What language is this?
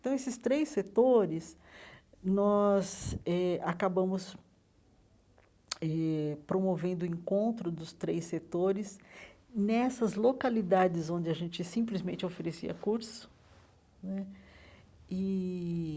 Portuguese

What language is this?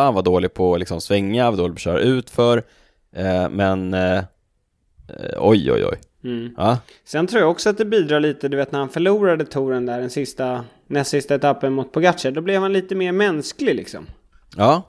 Swedish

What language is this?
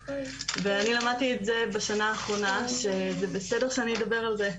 Hebrew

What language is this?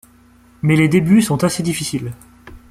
French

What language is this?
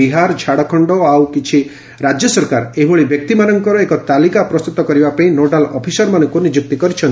Odia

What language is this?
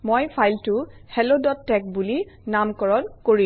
Assamese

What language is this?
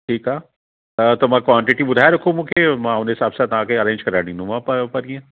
Sindhi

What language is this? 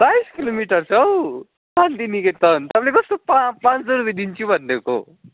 Nepali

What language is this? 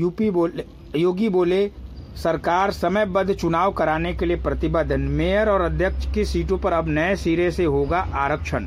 Hindi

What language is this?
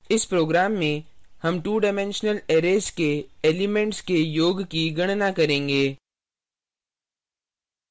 Hindi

